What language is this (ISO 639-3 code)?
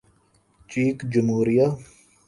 urd